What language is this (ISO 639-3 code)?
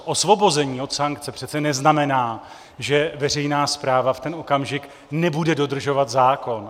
ces